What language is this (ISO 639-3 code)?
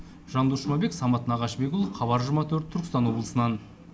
kaz